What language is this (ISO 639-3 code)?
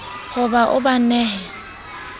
sot